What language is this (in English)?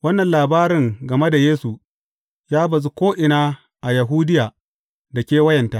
Hausa